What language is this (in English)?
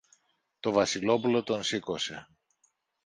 Greek